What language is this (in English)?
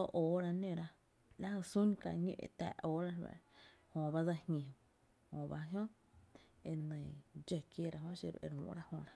Tepinapa Chinantec